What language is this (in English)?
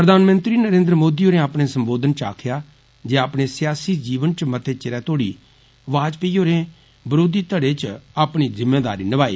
Dogri